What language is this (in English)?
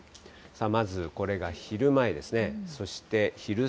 Japanese